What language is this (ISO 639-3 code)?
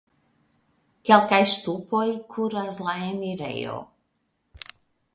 epo